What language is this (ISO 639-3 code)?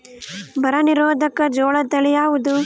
kan